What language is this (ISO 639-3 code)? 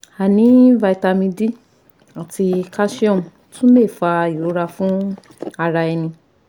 yor